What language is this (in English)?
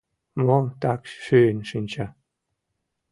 Mari